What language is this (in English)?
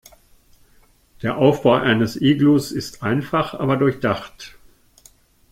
German